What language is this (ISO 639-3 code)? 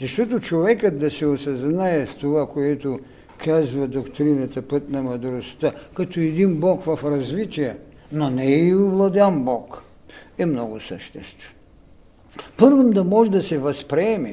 bul